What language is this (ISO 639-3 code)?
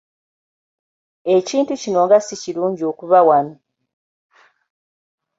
lug